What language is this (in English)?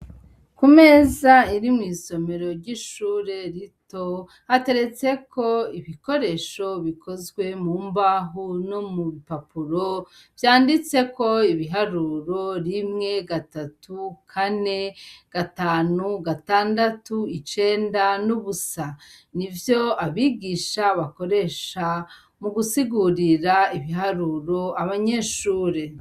Rundi